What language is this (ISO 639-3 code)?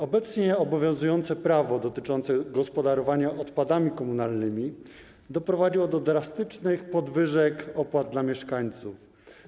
pol